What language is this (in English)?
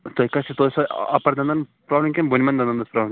Kashmiri